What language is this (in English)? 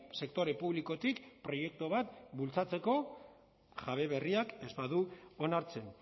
Basque